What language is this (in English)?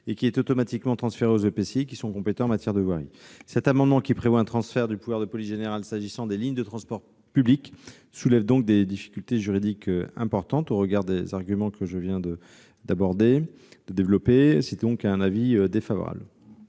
French